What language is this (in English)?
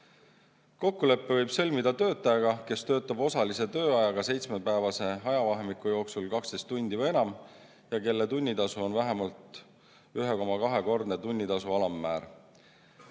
Estonian